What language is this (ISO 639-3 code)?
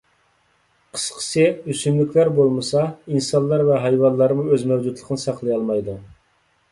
uig